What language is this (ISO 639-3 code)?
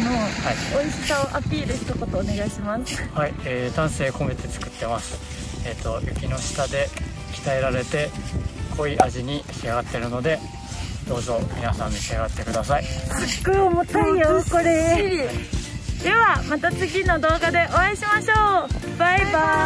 jpn